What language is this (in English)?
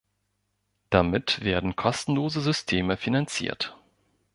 German